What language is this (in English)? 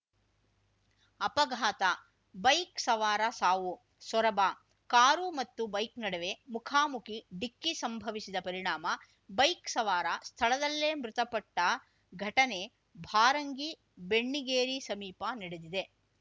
Kannada